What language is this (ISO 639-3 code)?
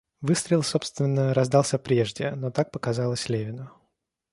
rus